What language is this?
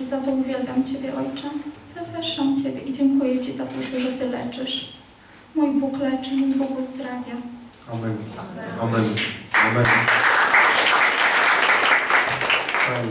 Polish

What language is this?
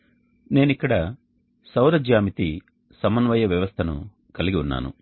Telugu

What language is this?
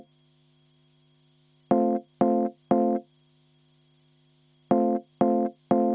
Estonian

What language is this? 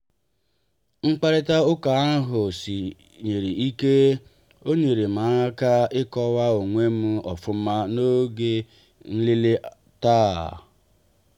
Igbo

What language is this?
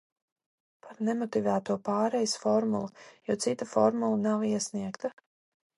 Latvian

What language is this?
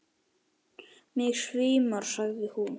Icelandic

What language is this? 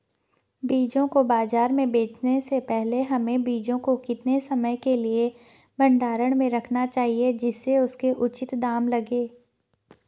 Hindi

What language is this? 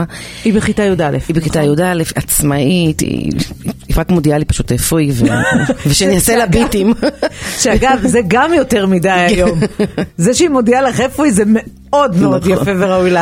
Hebrew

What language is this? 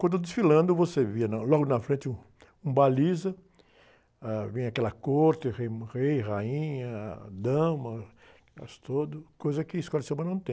Portuguese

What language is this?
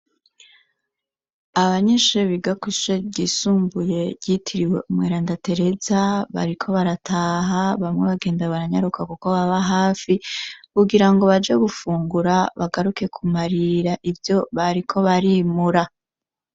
Rundi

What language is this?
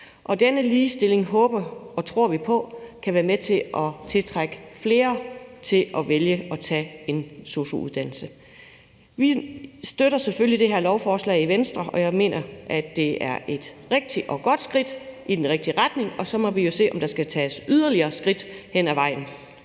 Danish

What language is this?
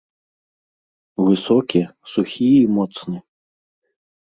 Belarusian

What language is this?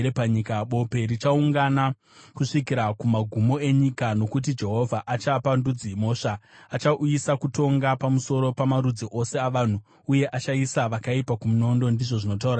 Shona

